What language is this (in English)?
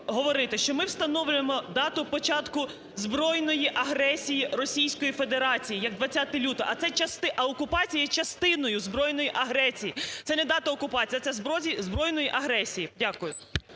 Ukrainian